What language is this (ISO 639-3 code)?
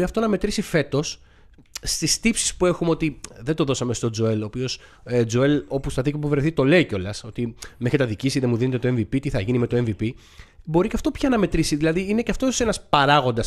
ell